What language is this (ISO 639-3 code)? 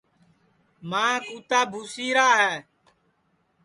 ssi